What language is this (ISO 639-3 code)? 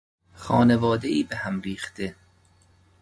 fas